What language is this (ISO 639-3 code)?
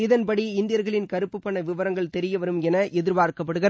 tam